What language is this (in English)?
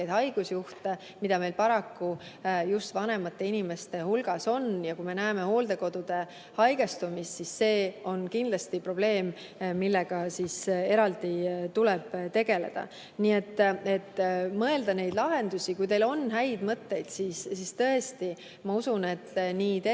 Estonian